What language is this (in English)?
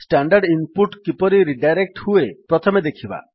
Odia